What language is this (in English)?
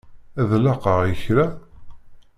Kabyle